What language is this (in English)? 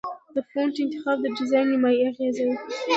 Pashto